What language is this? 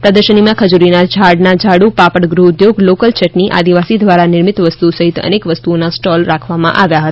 Gujarati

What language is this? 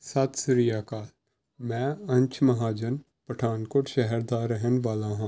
Punjabi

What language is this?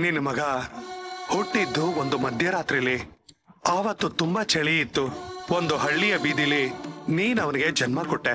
Kannada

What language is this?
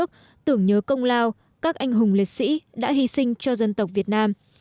Vietnamese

